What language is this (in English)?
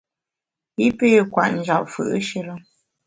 Bamun